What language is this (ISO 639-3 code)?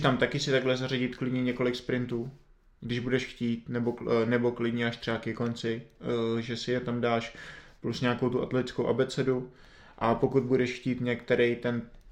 ces